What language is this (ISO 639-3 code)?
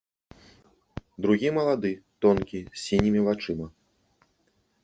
bel